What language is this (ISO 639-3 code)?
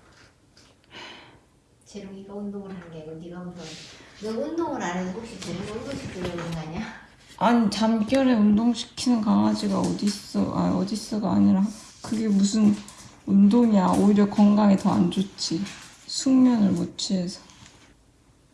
kor